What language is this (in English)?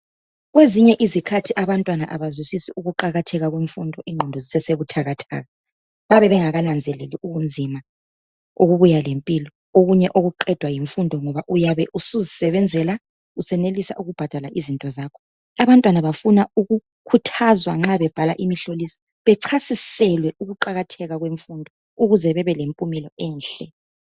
North Ndebele